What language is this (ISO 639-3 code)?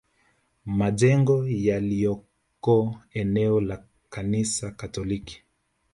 swa